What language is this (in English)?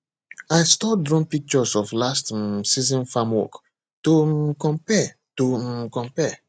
Nigerian Pidgin